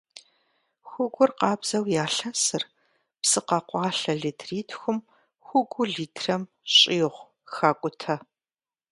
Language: Kabardian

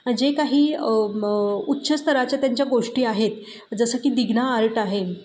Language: Marathi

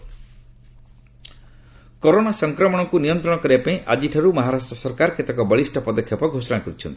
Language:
Odia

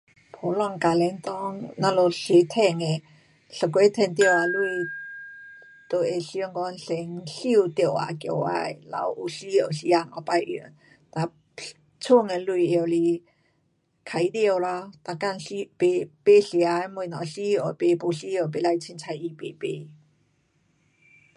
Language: Pu-Xian Chinese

